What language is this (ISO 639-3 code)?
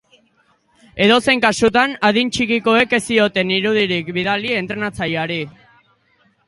eus